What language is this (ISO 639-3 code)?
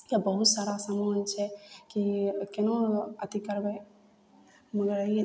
mai